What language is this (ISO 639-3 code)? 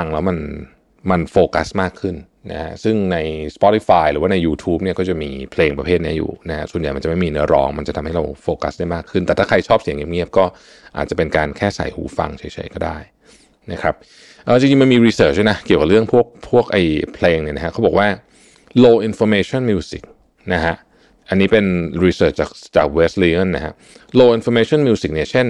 tha